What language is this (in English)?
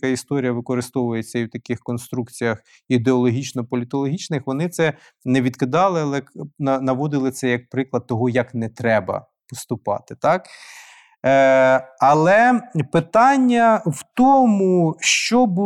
Ukrainian